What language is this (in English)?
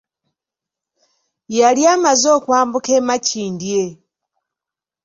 Ganda